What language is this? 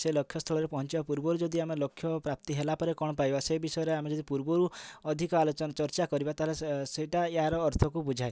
Odia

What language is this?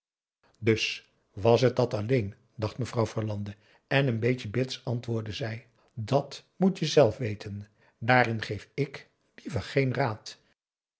Dutch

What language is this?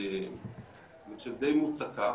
Hebrew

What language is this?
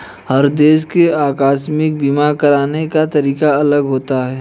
Hindi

